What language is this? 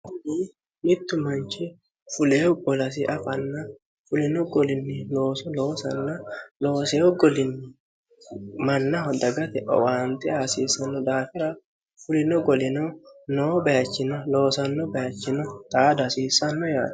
Sidamo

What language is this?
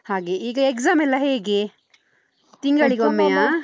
Kannada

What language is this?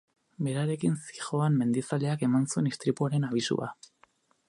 Basque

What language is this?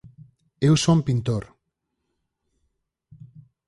Galician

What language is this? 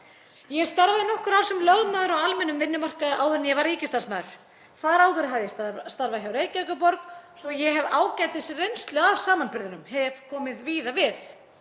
Icelandic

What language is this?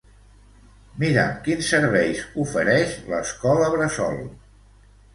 Catalan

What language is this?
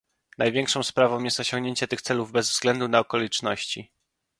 Polish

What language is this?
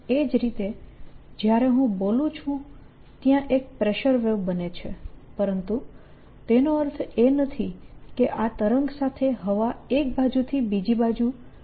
Gujarati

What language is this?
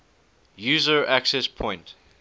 English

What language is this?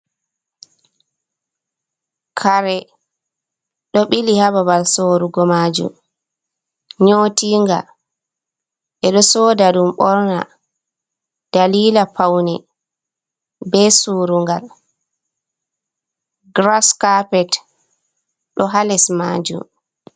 Fula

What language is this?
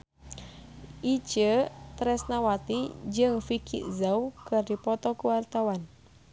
Sundanese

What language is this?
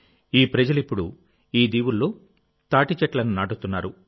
Telugu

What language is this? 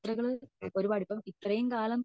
Malayalam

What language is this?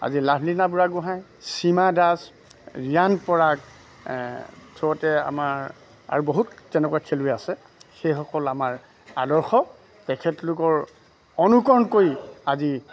Assamese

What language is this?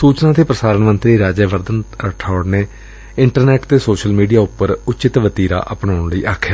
Punjabi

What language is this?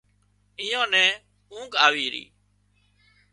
Wadiyara Koli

